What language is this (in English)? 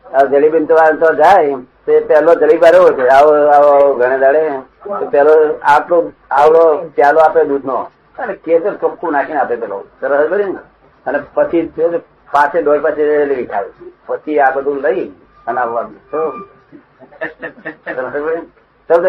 Gujarati